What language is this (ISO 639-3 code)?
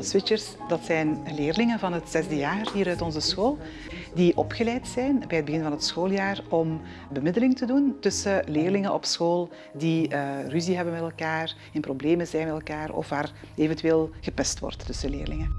nld